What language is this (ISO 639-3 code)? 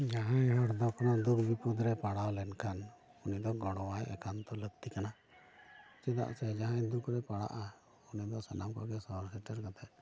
sat